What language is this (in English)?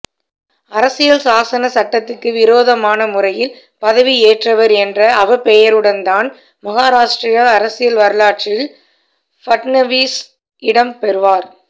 Tamil